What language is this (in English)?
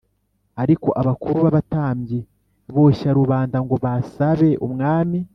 Kinyarwanda